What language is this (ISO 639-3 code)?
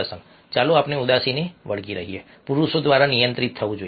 guj